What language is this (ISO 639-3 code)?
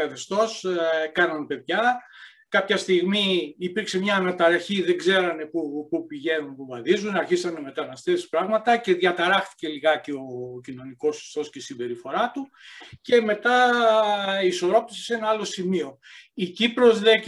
ell